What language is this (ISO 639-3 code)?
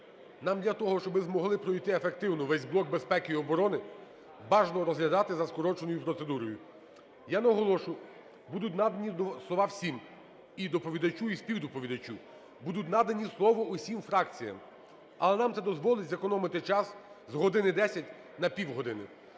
ukr